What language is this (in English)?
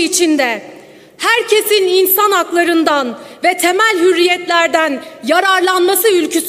Turkish